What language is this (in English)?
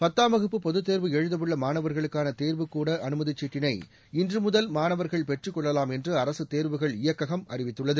Tamil